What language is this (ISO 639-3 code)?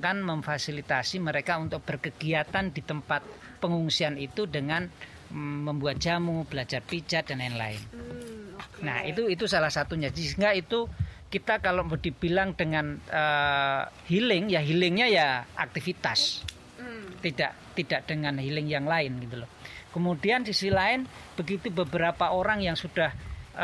ind